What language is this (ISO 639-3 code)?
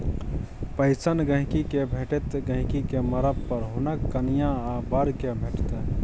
mai